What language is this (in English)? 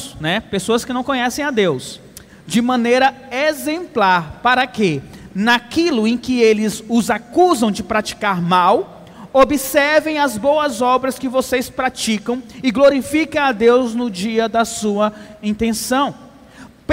Portuguese